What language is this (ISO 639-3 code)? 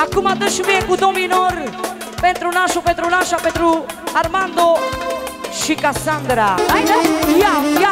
ron